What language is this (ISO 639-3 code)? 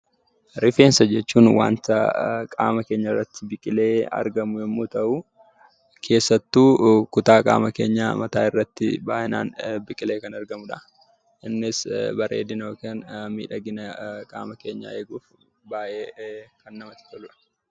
orm